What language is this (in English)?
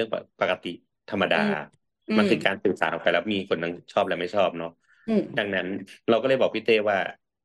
Thai